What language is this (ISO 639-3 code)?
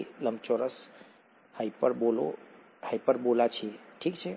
guj